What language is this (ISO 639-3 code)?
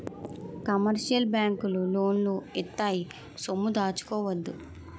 tel